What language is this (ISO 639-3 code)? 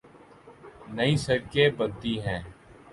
urd